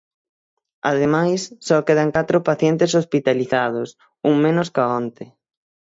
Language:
Galician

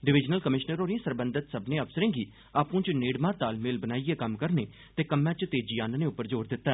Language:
Dogri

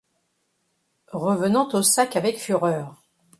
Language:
French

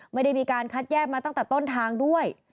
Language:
Thai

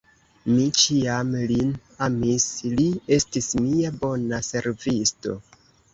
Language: Esperanto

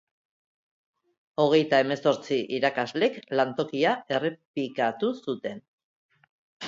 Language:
Basque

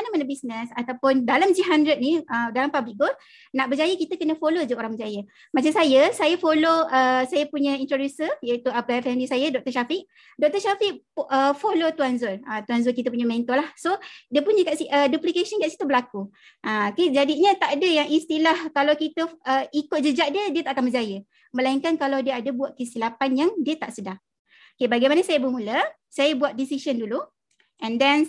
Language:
Malay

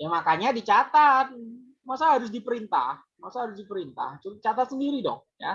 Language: Indonesian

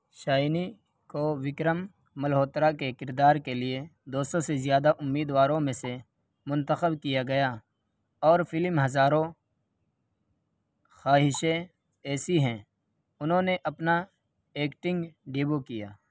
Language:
Urdu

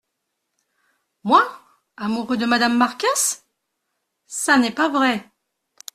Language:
French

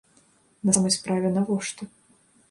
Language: Belarusian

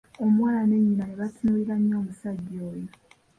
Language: Ganda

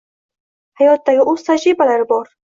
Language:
Uzbek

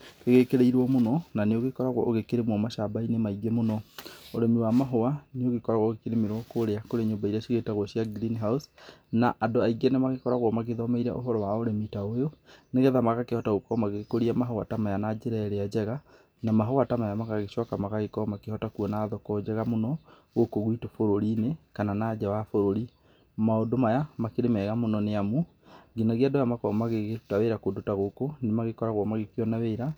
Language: Kikuyu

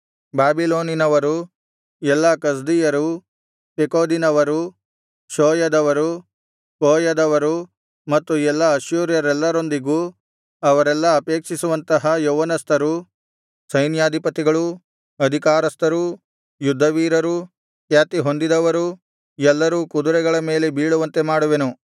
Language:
Kannada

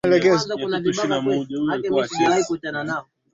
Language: Swahili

